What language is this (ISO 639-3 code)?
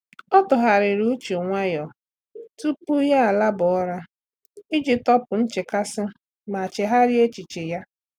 ibo